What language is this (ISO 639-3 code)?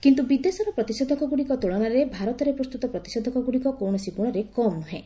ori